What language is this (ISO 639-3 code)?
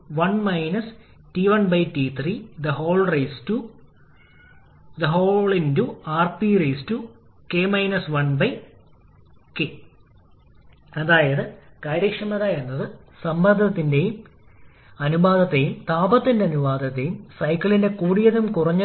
mal